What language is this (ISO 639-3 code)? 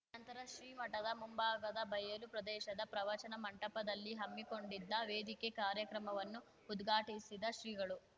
kan